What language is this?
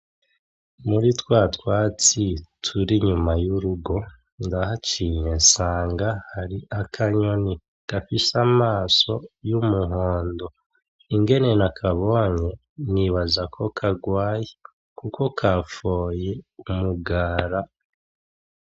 Rundi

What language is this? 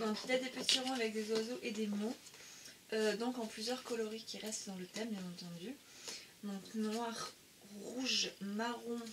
French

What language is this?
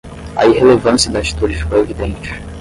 Portuguese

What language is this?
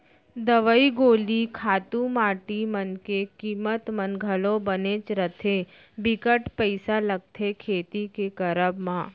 Chhattisgarhi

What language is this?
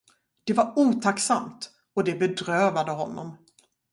Swedish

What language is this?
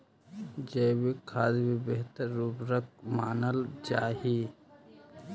Magahi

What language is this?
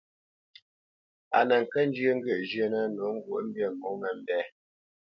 Bamenyam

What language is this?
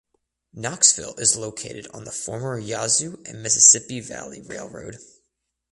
English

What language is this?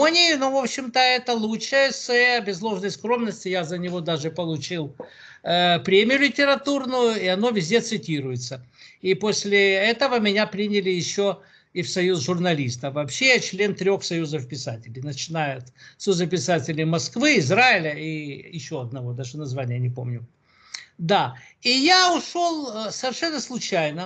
Russian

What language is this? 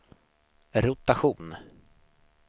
Swedish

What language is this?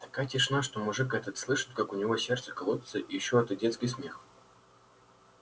Russian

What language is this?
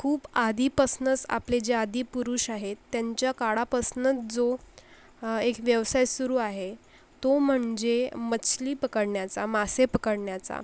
Marathi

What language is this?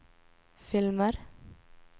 Swedish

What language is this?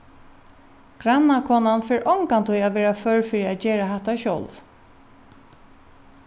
Faroese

